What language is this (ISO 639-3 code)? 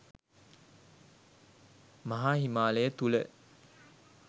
sin